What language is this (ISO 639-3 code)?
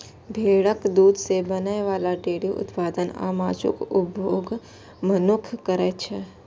mai